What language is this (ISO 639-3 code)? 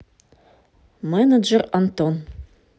rus